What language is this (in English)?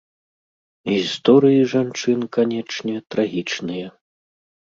Belarusian